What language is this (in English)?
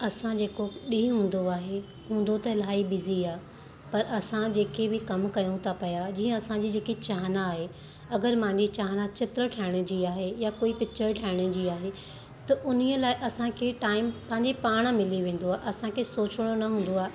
Sindhi